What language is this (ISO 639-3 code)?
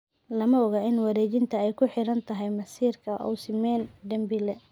som